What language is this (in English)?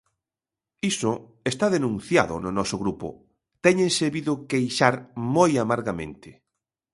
Galician